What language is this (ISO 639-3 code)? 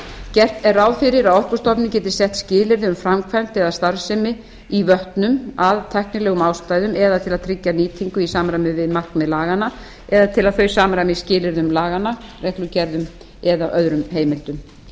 isl